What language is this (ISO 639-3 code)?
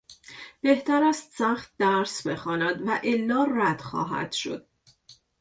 fas